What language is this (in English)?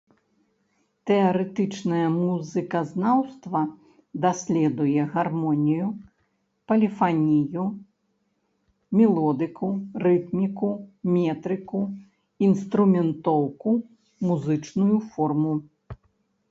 Belarusian